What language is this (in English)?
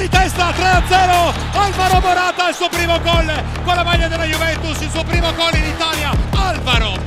Italian